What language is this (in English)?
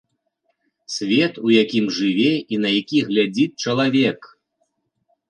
Belarusian